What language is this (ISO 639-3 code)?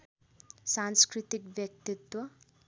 nep